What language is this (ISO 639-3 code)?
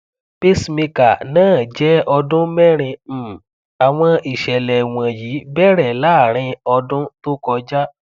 yor